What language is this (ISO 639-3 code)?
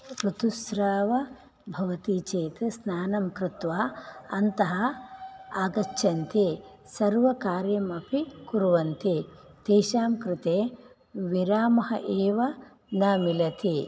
san